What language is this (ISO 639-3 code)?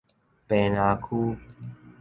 nan